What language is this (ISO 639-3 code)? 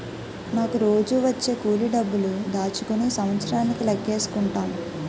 tel